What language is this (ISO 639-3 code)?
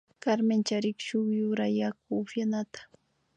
qvi